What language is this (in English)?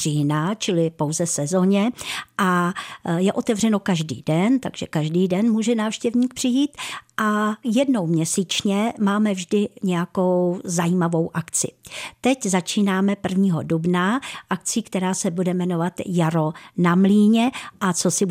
Czech